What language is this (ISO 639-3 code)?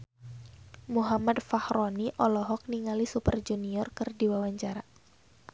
sun